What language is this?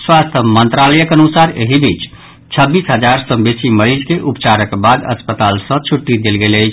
Maithili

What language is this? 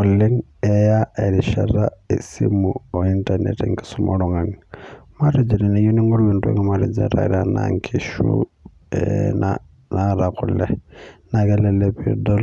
Masai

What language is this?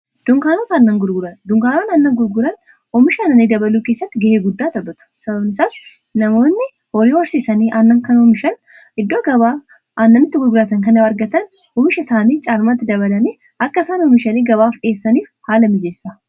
Oromo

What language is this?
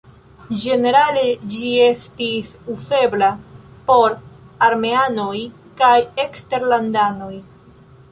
Esperanto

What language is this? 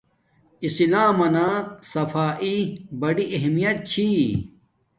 Domaaki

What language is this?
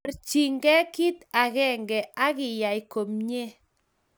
Kalenjin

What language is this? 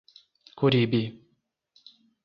Portuguese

